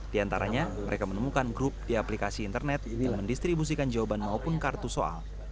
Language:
Indonesian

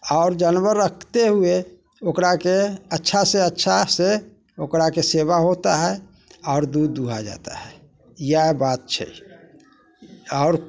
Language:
Maithili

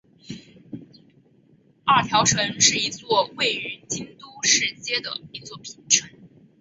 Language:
Chinese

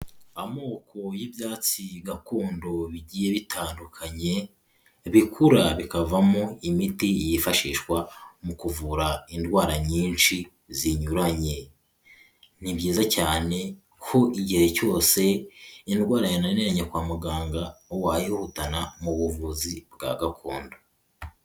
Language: Kinyarwanda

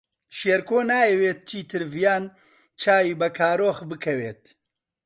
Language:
Central Kurdish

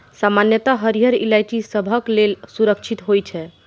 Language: Maithili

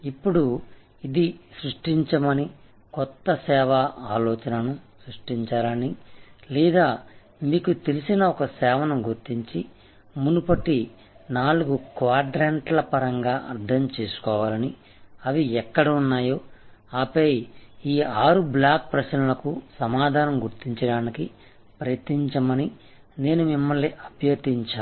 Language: Telugu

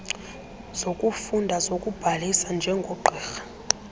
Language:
Xhosa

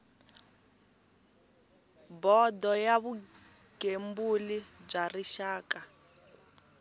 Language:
Tsonga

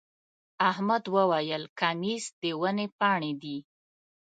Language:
Pashto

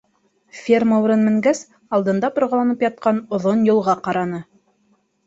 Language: Bashkir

